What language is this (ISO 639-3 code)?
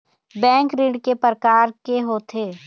hne